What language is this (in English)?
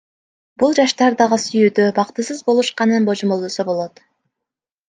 Kyrgyz